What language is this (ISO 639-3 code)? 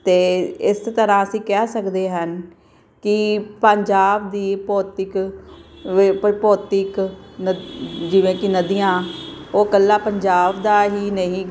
pan